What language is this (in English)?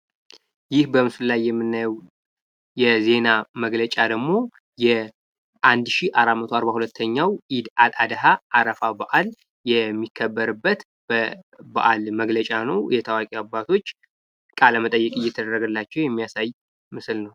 Amharic